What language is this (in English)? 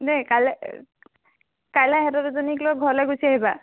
Assamese